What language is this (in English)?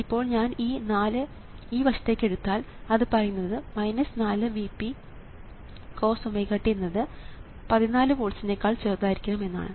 Malayalam